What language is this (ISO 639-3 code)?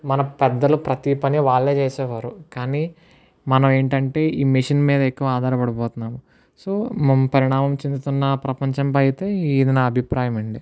tel